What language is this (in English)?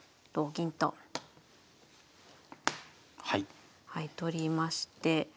Japanese